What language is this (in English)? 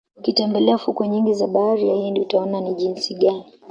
Swahili